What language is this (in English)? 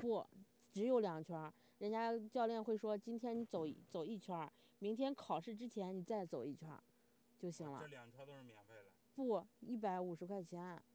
Chinese